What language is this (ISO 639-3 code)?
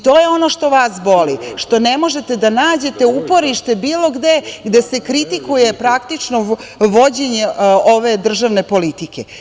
srp